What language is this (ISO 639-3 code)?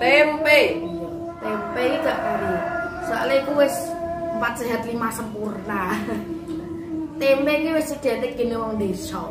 ind